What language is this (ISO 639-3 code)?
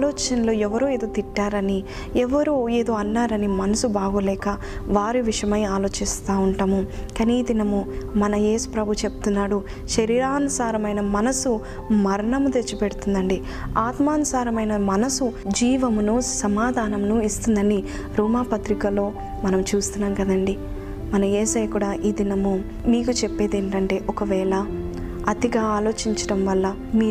tel